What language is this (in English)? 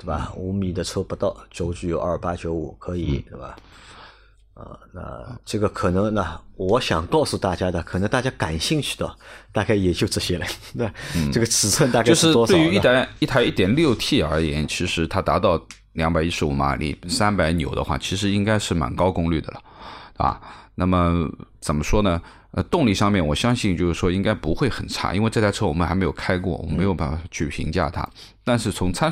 Chinese